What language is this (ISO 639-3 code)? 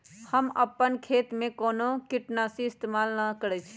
mag